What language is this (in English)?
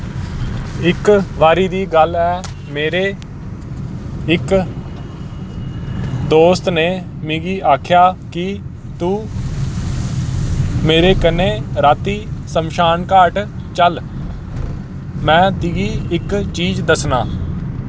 Dogri